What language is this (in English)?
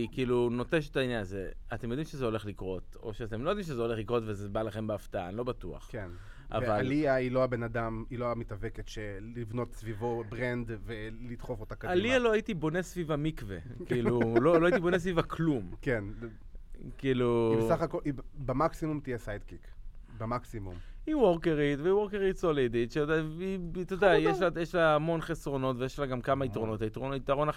Hebrew